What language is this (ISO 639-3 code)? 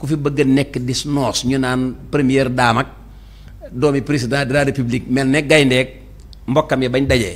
ind